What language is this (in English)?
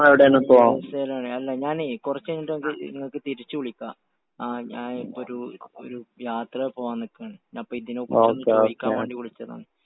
Malayalam